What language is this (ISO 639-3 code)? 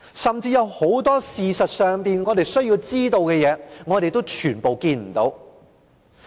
yue